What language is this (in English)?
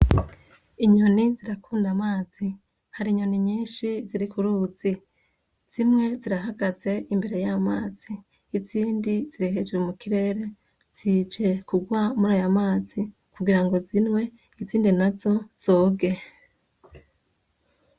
Rundi